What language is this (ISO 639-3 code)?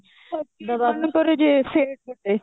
ori